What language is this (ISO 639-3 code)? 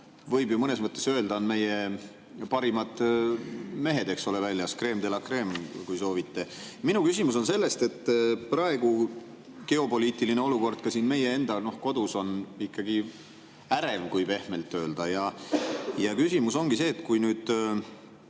est